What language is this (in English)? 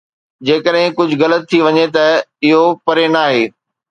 Sindhi